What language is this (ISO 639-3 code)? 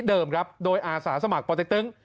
tha